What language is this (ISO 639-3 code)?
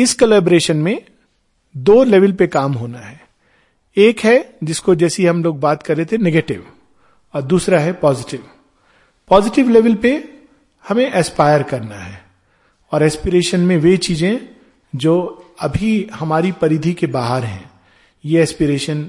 hin